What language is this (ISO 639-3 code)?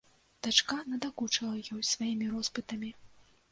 bel